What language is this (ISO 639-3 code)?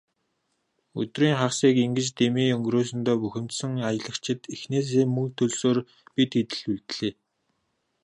mon